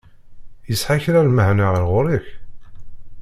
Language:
Kabyle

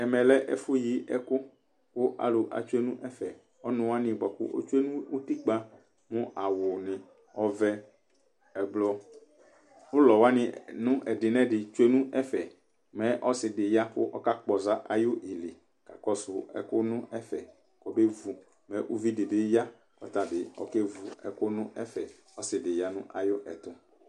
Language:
Ikposo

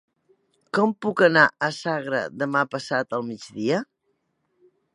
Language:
Catalan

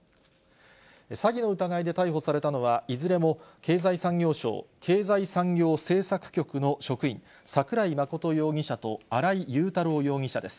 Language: Japanese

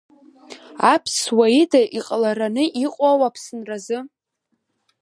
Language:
Abkhazian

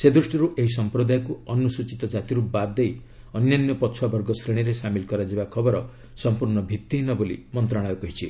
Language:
Odia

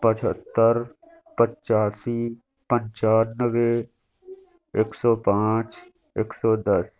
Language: Urdu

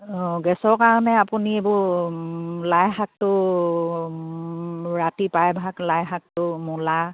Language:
Assamese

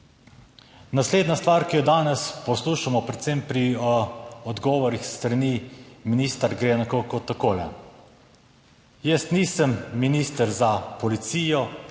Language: Slovenian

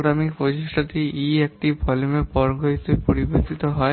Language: Bangla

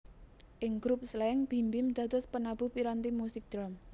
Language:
Javanese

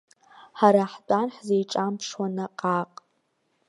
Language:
Abkhazian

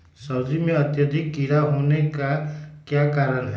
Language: Magahi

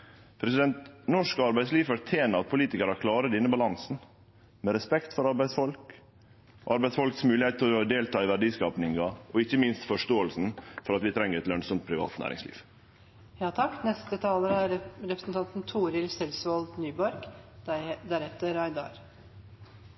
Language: Norwegian Nynorsk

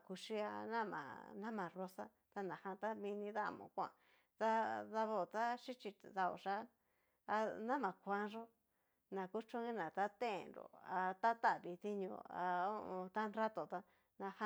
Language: Cacaloxtepec Mixtec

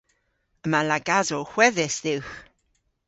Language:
Cornish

